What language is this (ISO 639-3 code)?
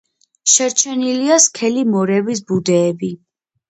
kat